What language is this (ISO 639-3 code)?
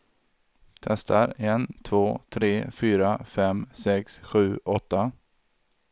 swe